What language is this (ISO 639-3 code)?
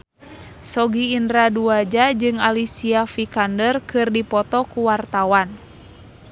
sun